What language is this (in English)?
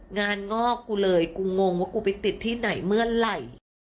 Thai